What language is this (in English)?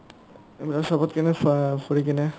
Assamese